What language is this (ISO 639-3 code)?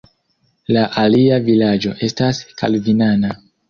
epo